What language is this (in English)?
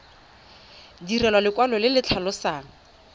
Tswana